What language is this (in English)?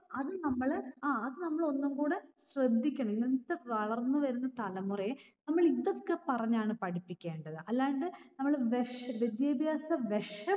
Malayalam